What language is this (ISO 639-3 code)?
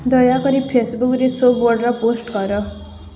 ori